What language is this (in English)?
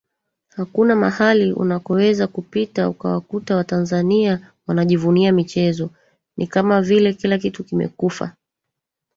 Swahili